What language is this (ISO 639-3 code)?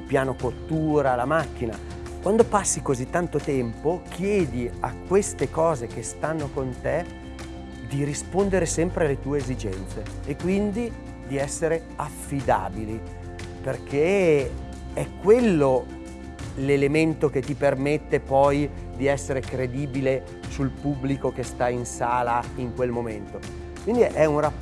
ita